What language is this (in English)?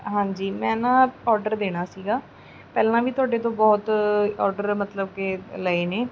Punjabi